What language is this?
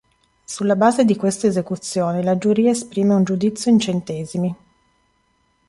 Italian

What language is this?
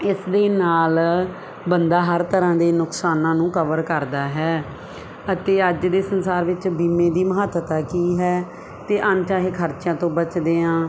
Punjabi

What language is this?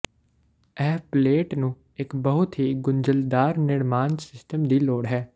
Punjabi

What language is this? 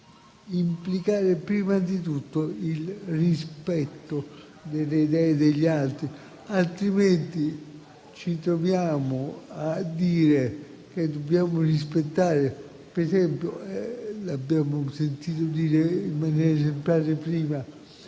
Italian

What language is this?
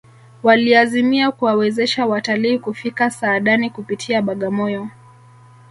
Swahili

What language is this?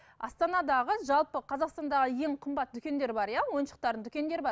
Kazakh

